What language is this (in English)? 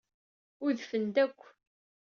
Kabyle